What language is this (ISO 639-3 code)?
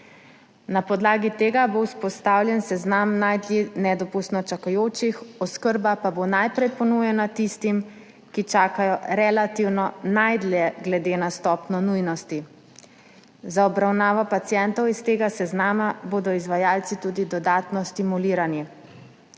slv